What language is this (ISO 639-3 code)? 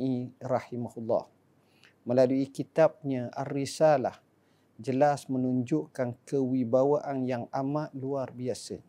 msa